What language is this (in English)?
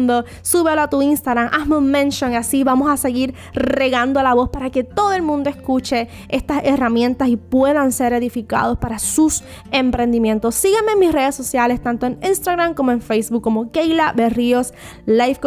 Spanish